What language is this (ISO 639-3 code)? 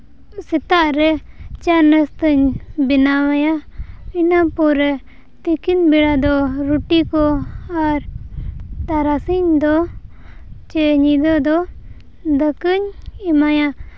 sat